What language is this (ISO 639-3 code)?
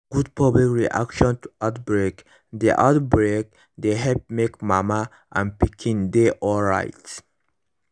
pcm